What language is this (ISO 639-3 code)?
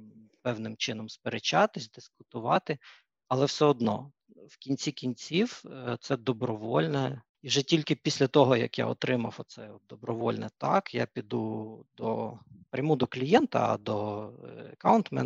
ukr